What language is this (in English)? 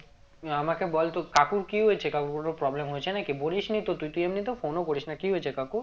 Bangla